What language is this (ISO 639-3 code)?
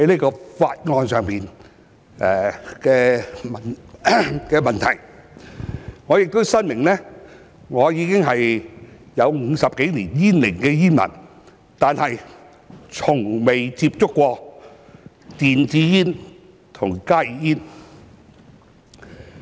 yue